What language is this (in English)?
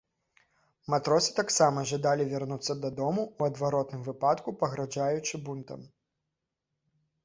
Belarusian